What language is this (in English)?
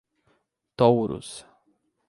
Portuguese